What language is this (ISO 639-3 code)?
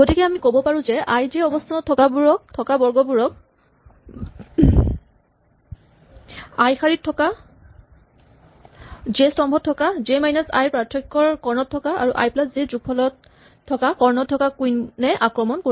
asm